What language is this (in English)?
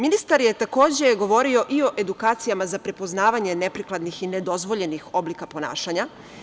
Serbian